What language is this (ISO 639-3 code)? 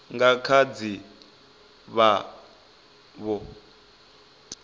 ven